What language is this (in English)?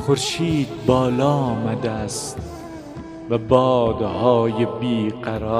Persian